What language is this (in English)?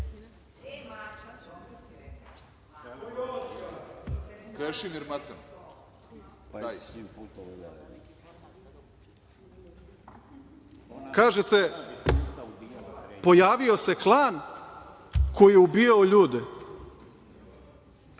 Serbian